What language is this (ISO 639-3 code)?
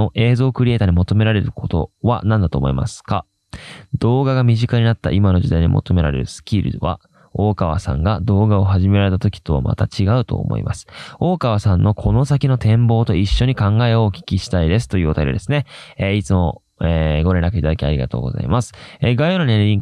jpn